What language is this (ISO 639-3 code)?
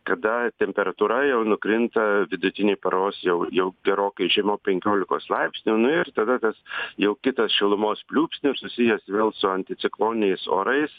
lit